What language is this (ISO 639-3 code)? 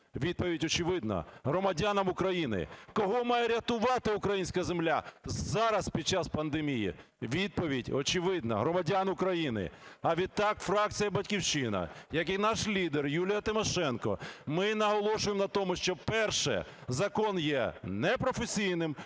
ukr